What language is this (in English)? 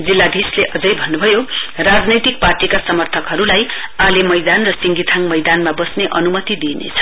Nepali